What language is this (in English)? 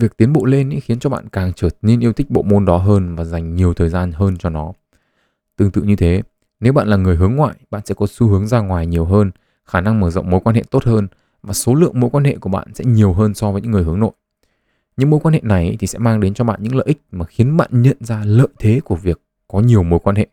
Vietnamese